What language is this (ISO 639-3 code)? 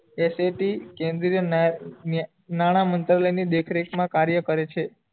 guj